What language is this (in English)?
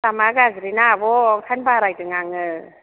Bodo